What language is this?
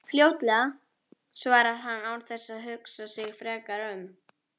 Icelandic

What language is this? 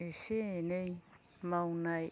Bodo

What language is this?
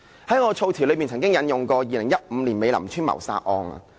Cantonese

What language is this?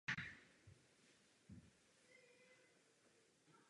Czech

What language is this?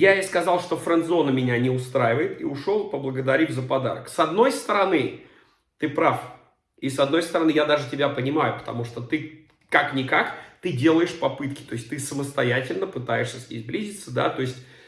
Russian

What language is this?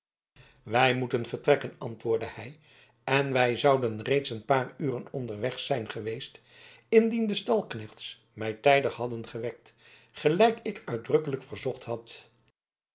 Dutch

